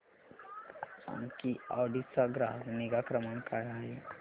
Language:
Marathi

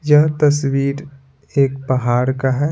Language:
Hindi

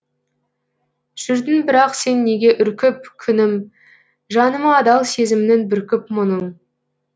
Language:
Kazakh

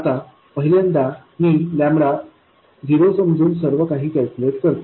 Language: Marathi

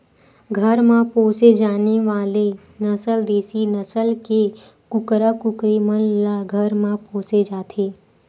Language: Chhattisgarhi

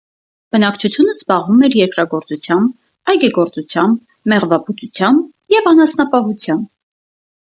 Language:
Armenian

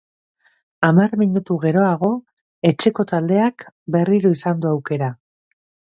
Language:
Basque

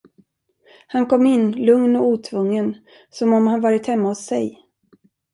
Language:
Swedish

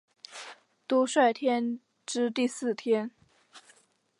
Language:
Chinese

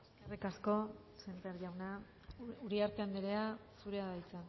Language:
Basque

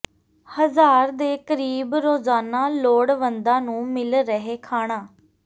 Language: Punjabi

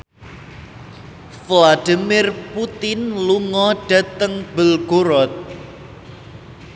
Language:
Javanese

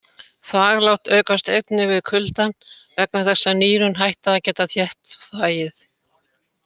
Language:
Icelandic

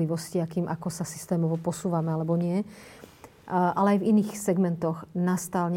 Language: Slovak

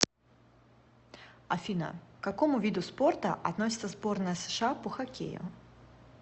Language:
Russian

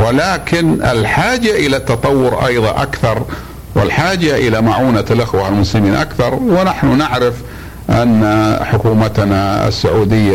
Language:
Arabic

